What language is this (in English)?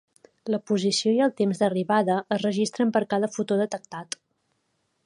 Catalan